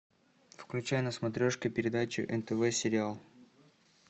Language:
Russian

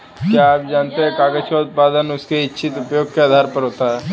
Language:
Hindi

